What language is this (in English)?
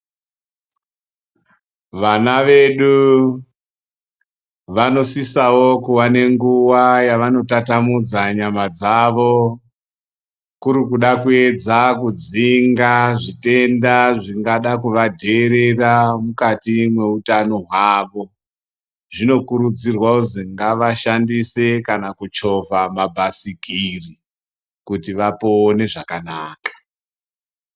Ndau